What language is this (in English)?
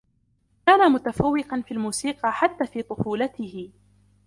Arabic